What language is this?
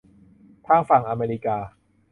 Thai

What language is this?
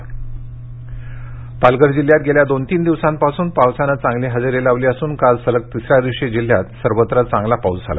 Marathi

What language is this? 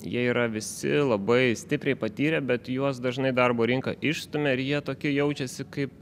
Lithuanian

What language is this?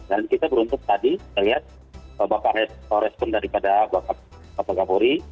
Indonesian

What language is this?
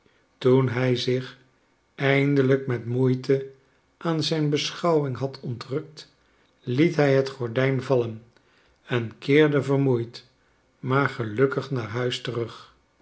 Dutch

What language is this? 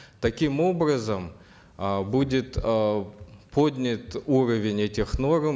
Kazakh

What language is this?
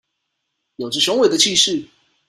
Chinese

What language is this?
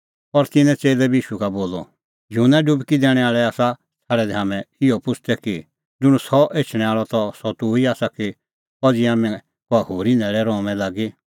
Kullu Pahari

